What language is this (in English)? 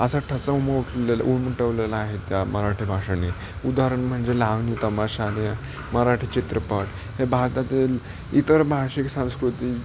Marathi